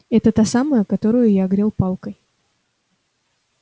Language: Russian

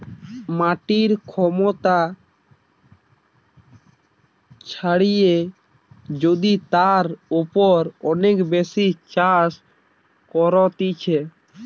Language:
Bangla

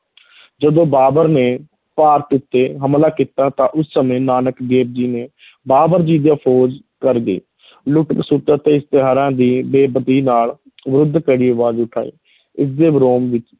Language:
Punjabi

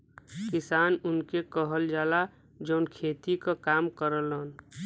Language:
Bhojpuri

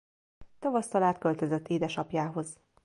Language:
Hungarian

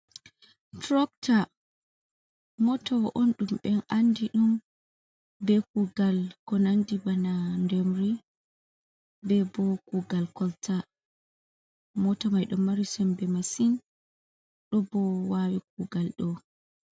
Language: Fula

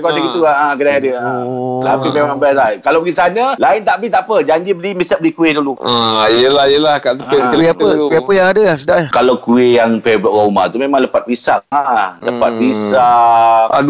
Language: Malay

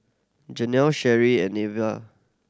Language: English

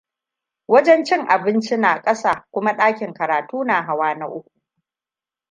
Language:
Hausa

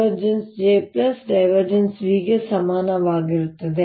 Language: Kannada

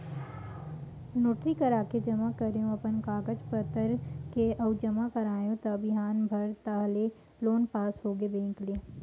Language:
Chhattisgarhi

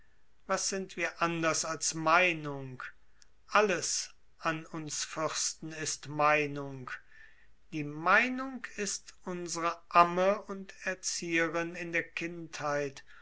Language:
German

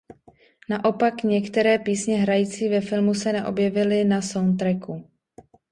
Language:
Czech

